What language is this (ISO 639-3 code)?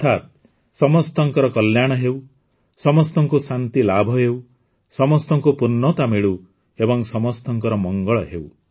ori